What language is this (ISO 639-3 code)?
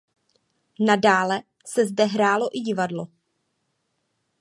ces